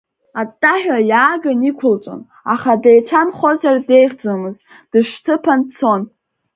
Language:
Abkhazian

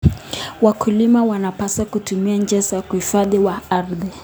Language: Kalenjin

